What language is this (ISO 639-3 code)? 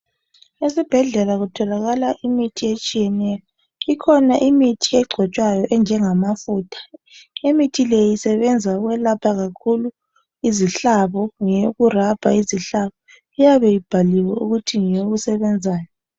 nde